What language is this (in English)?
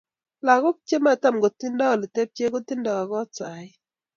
Kalenjin